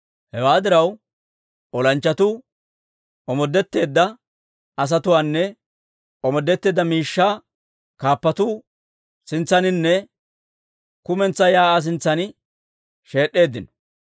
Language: Dawro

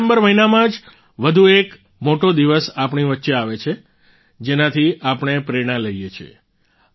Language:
Gujarati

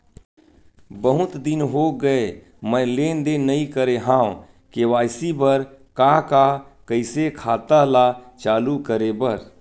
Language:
Chhattisgarhi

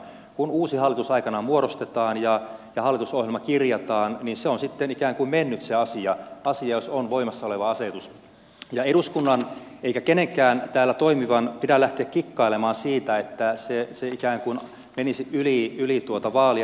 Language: Finnish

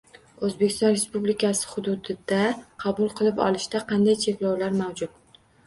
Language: Uzbek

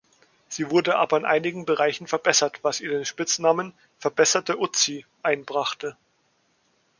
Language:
German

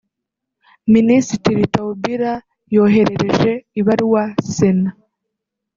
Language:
Kinyarwanda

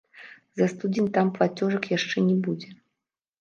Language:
Belarusian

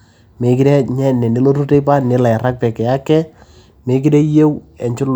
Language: Masai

